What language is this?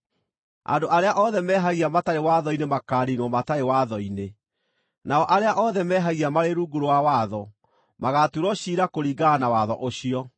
Kikuyu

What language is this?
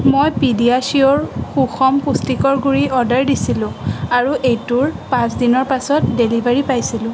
Assamese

